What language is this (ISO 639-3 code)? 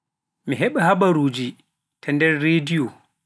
fuf